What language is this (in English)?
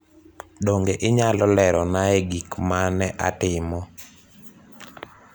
Luo (Kenya and Tanzania)